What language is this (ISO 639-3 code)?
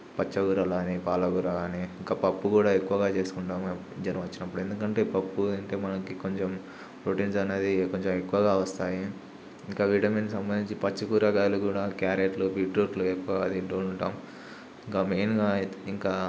tel